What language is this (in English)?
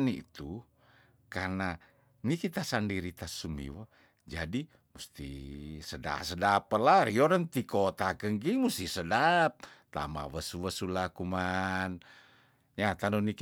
Tondano